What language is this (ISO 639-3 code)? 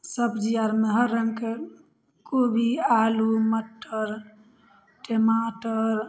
mai